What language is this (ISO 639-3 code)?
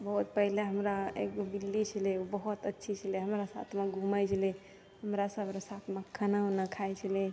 mai